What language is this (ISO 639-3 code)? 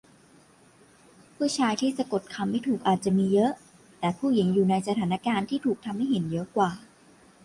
tha